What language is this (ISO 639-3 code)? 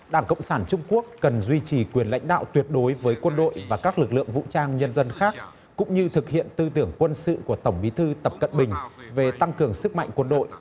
vie